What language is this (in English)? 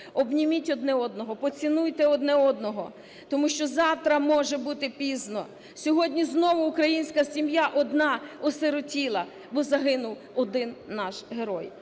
Ukrainian